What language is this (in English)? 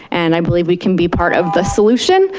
English